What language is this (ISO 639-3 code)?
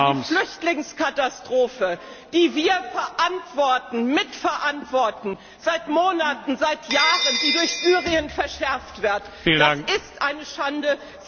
deu